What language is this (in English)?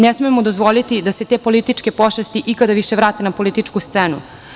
Serbian